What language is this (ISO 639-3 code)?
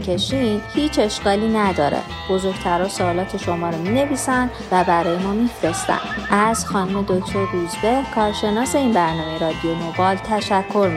fas